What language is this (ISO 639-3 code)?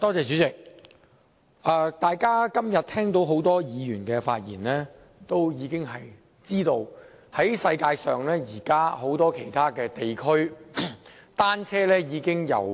yue